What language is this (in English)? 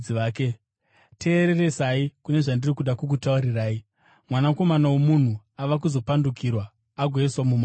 Shona